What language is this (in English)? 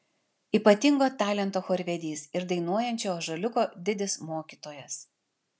Lithuanian